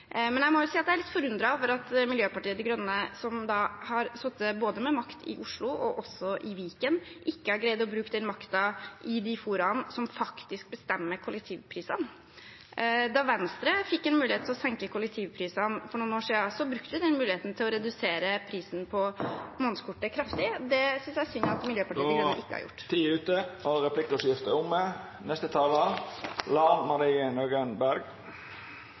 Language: Norwegian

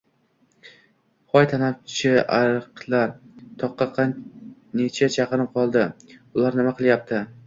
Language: Uzbek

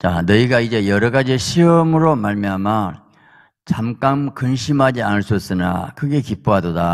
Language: Korean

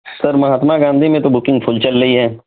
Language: Urdu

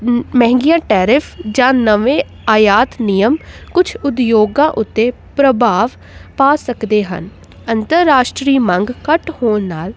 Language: Punjabi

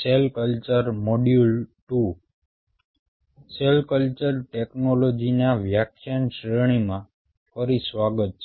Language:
Gujarati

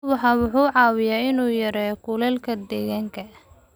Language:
Somali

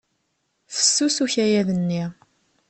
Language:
Kabyle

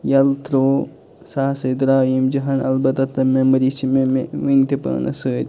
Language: Kashmiri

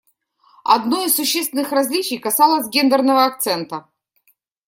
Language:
Russian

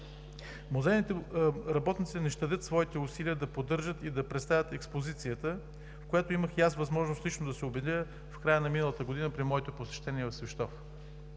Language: Bulgarian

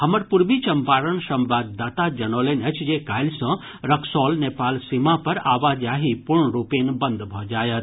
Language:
Maithili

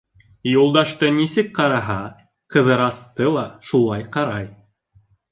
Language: Bashkir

